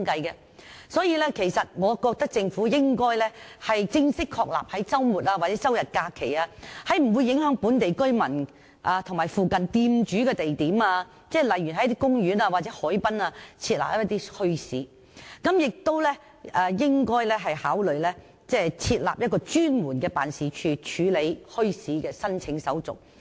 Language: Cantonese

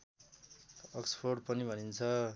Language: Nepali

